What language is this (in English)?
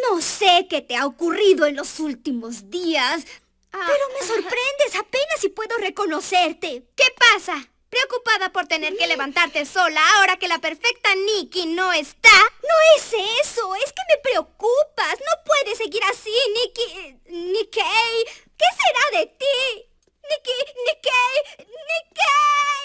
Spanish